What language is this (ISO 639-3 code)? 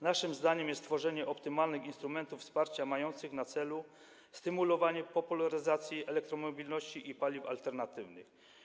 pol